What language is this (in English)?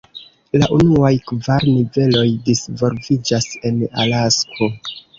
Esperanto